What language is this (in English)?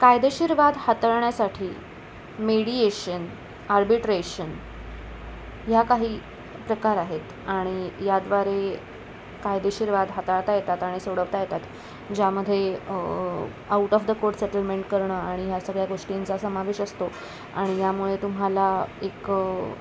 Marathi